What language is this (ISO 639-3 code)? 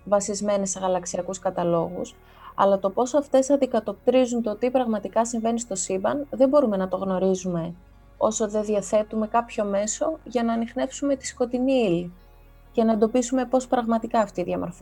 ell